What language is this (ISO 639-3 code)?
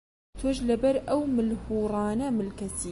ckb